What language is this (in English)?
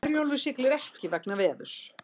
Icelandic